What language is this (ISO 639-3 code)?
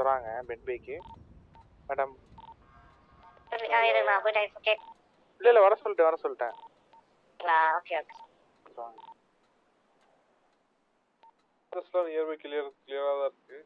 tam